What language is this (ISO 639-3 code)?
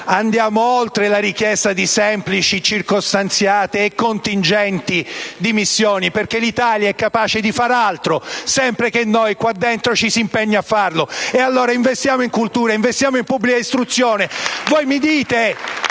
ita